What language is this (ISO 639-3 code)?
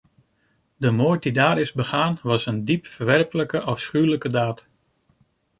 nld